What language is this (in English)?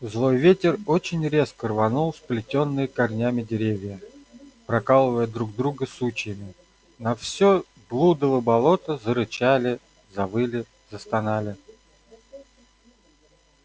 Russian